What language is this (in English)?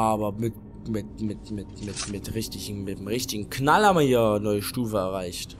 German